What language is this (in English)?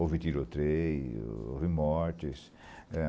Portuguese